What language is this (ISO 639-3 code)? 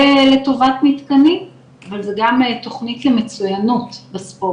heb